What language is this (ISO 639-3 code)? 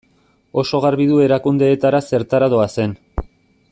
eus